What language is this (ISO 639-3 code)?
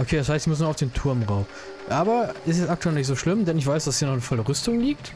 deu